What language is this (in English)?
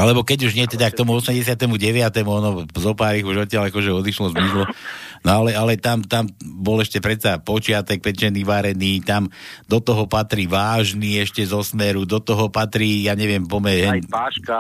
Slovak